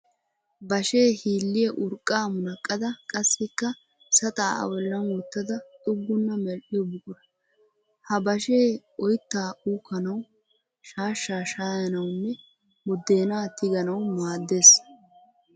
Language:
Wolaytta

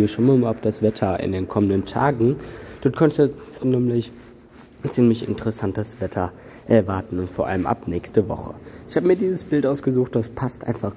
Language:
German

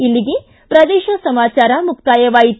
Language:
Kannada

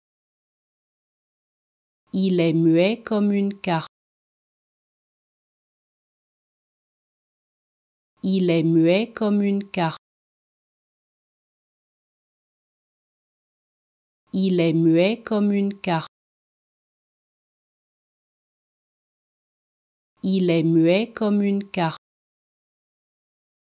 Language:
French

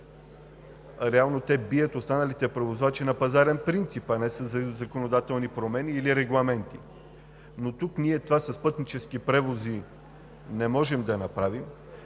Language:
Bulgarian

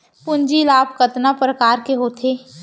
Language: Chhattisgarhi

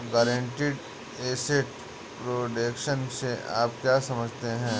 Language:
Hindi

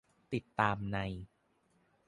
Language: Thai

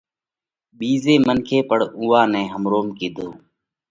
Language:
Parkari Koli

